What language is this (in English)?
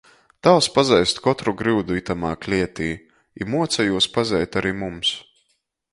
Latgalian